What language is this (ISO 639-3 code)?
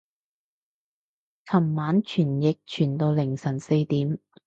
yue